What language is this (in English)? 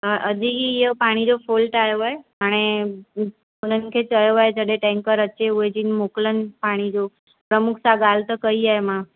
Sindhi